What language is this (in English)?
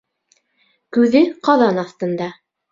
Bashkir